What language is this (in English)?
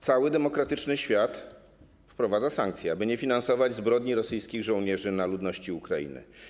Polish